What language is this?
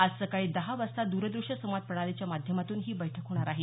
Marathi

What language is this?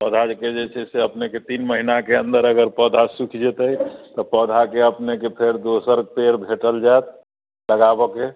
Maithili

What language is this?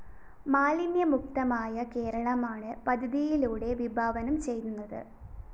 Malayalam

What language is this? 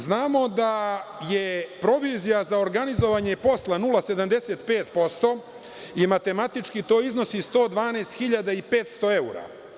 Serbian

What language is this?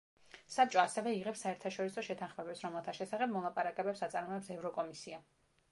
Georgian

